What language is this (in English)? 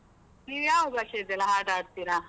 Kannada